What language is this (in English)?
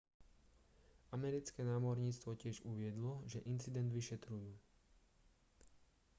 Slovak